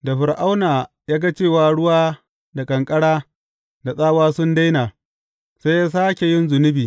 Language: Hausa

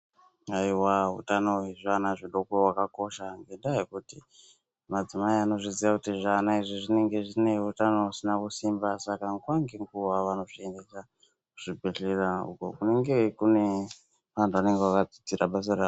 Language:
Ndau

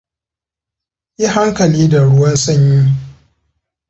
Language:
Hausa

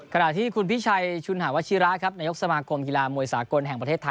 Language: Thai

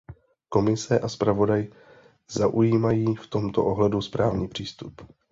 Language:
Czech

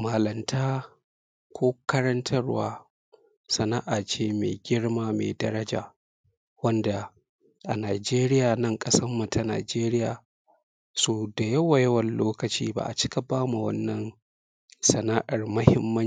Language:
Hausa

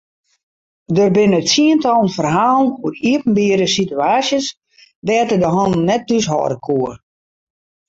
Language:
Western Frisian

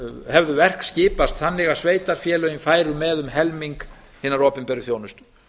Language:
Icelandic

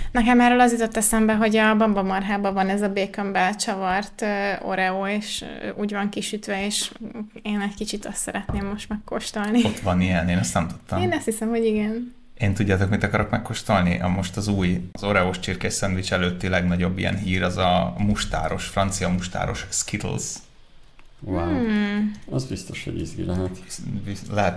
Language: Hungarian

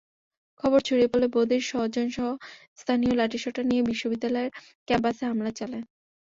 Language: Bangla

